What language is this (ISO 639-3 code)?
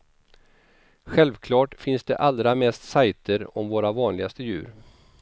swe